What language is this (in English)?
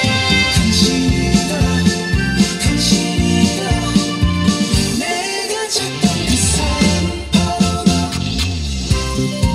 Korean